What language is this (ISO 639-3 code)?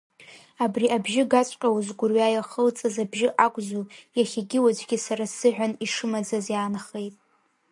abk